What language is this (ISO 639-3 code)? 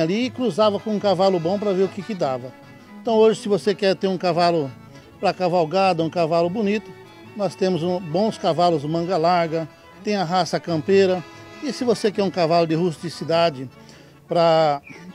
por